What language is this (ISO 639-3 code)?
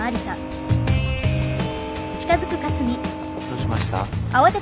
jpn